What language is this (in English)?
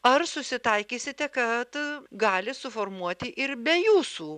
Lithuanian